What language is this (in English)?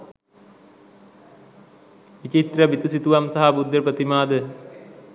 Sinhala